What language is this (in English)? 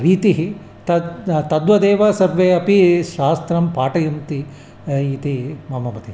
Sanskrit